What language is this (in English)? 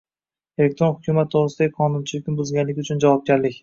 Uzbek